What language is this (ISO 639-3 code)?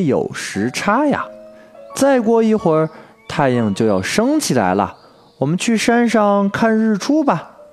zho